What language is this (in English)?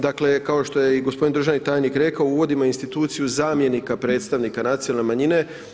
Croatian